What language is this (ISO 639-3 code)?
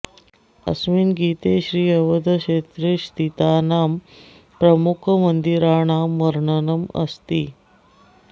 san